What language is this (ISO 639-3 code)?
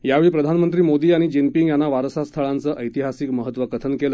mar